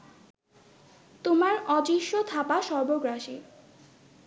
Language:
Bangla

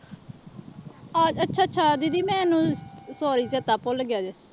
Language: Punjabi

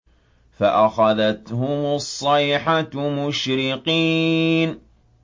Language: Arabic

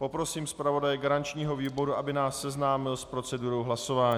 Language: Czech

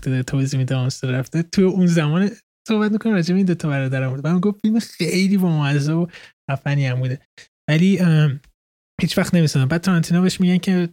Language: Persian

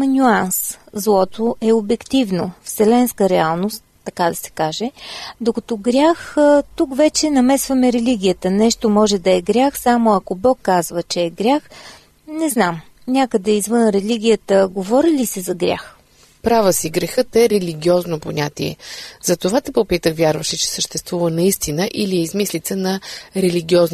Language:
Bulgarian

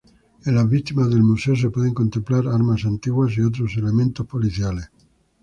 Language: Spanish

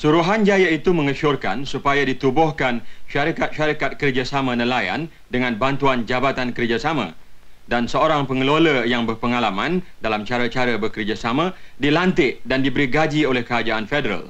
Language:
Malay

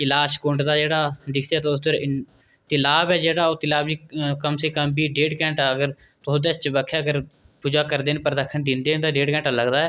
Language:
Dogri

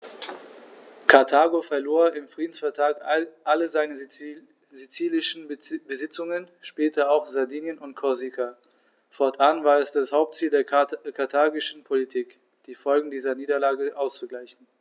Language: German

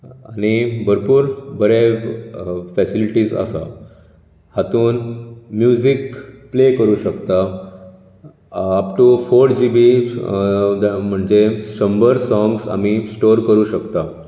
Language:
Konkani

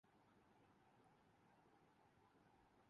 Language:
Urdu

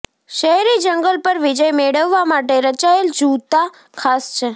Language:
Gujarati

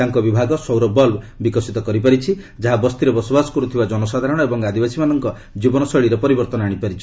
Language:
Odia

